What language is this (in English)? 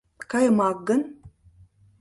Mari